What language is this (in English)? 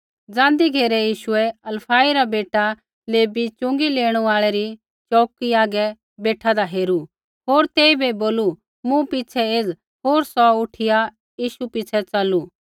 Kullu Pahari